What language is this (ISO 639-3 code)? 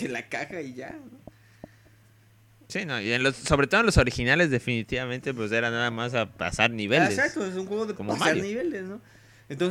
spa